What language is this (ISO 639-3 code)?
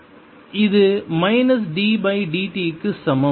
tam